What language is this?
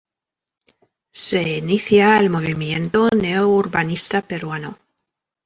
Spanish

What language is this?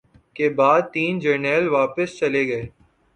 Urdu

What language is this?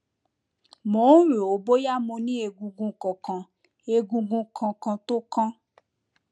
Yoruba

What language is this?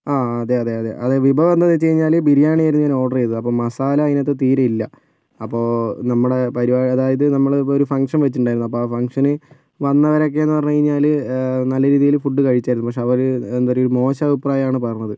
Malayalam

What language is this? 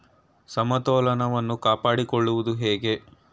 Kannada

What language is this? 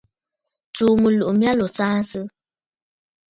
Bafut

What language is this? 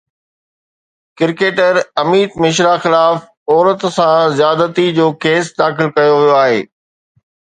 Sindhi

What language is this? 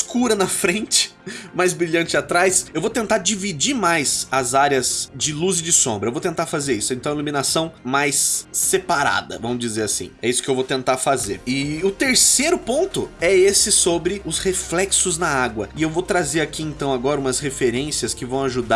Portuguese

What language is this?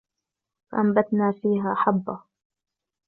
Arabic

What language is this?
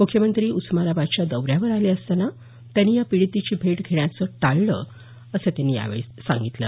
Marathi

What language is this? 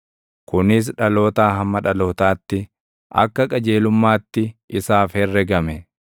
Oromo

